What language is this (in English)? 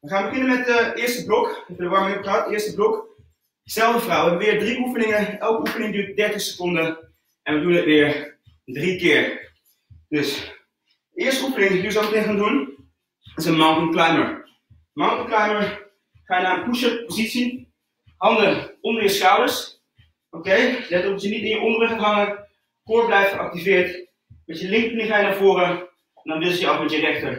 Dutch